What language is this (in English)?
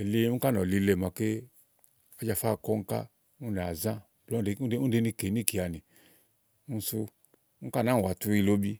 Igo